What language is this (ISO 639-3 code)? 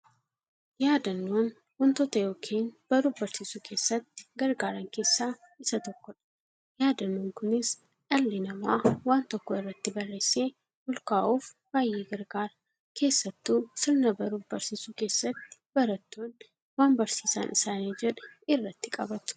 orm